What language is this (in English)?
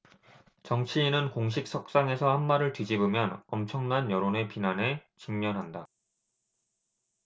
Korean